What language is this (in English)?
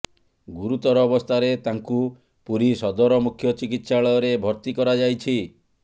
Odia